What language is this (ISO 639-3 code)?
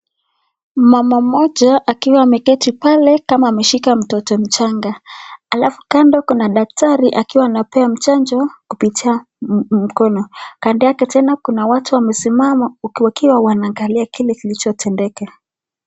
swa